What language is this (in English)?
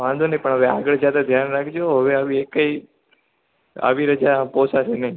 Gujarati